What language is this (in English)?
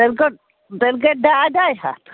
Kashmiri